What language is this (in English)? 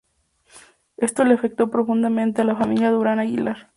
Spanish